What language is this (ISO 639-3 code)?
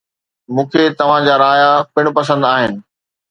snd